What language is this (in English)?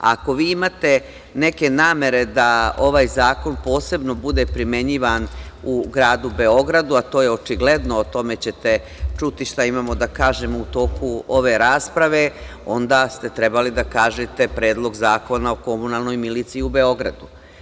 Serbian